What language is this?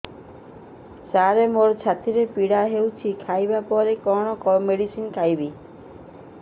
Odia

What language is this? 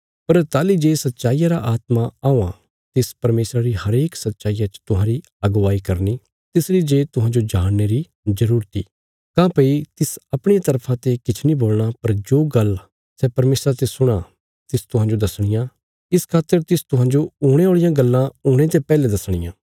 Bilaspuri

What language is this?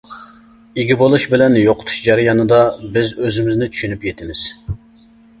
Uyghur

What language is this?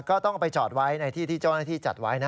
Thai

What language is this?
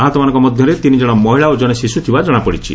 Odia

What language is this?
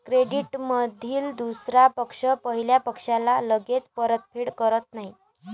Marathi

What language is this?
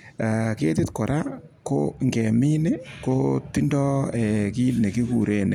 Kalenjin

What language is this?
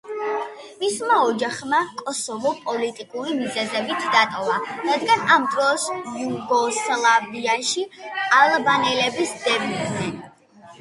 Georgian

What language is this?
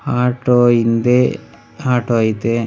Kannada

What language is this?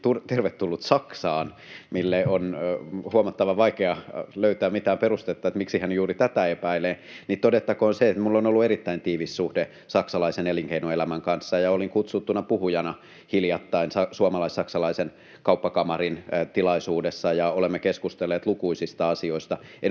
Finnish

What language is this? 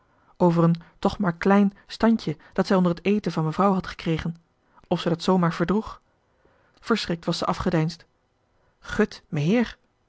Dutch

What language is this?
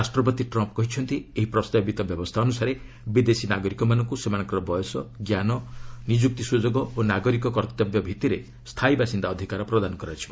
Odia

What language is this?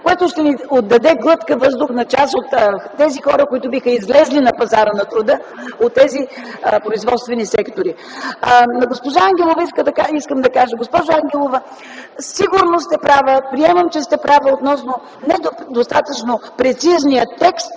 Bulgarian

